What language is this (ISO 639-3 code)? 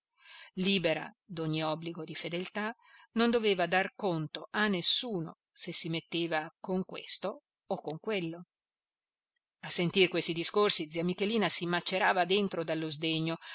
ita